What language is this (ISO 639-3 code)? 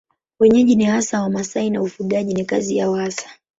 swa